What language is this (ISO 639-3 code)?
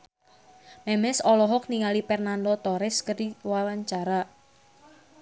sun